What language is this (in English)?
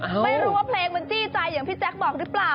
Thai